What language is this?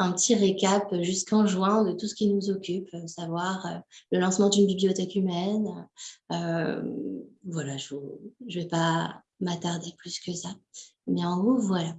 French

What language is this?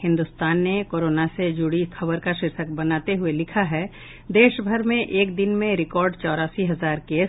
Hindi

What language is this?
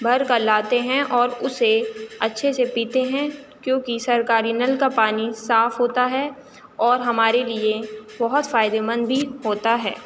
Urdu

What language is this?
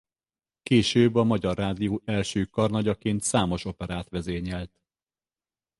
Hungarian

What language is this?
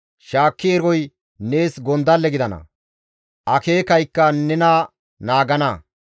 Gamo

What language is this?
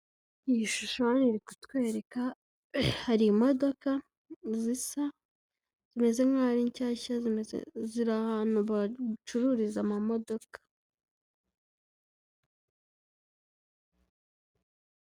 Kinyarwanda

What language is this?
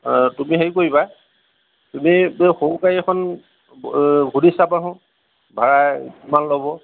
Assamese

